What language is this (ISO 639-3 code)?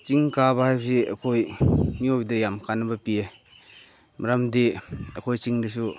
mni